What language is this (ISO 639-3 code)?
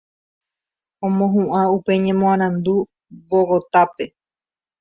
grn